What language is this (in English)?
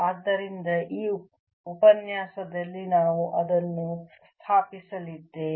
Kannada